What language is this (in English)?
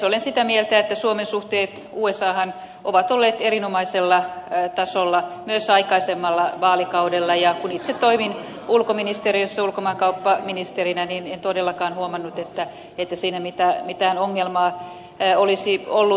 Finnish